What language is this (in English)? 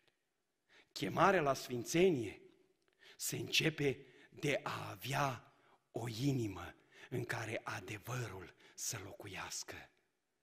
Romanian